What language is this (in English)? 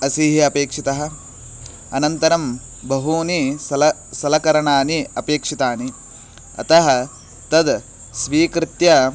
Sanskrit